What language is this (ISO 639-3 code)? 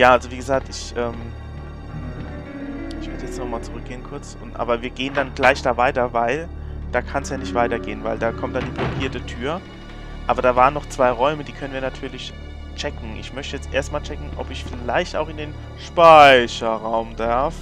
deu